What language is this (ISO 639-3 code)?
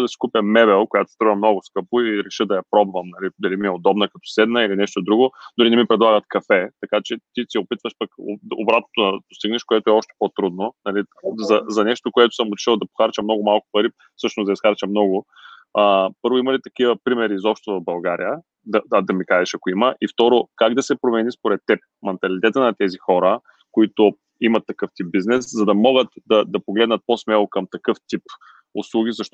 bul